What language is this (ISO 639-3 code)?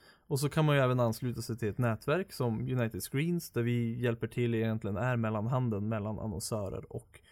swe